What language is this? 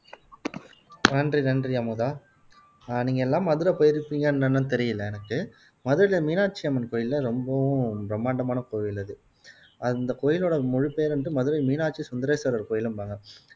Tamil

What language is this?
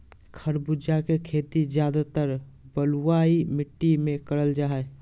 Magahi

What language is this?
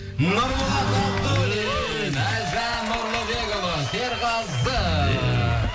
Kazakh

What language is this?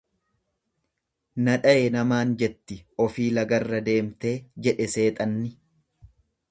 Oromo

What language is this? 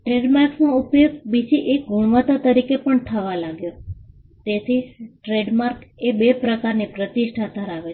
Gujarati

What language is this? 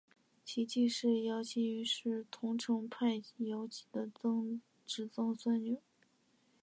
Chinese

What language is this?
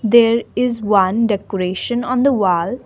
English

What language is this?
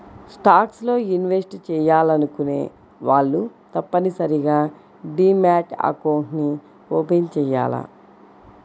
Telugu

